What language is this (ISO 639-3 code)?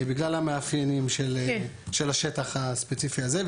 heb